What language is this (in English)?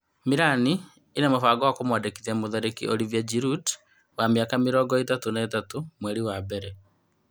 Kikuyu